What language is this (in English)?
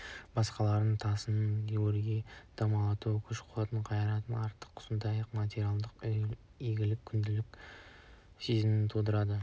Kazakh